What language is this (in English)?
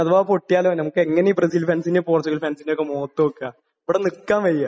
Malayalam